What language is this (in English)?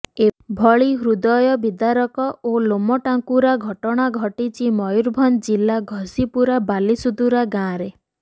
Odia